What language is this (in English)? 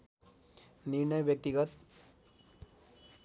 Nepali